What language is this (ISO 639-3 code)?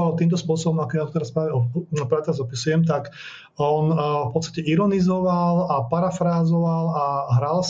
slk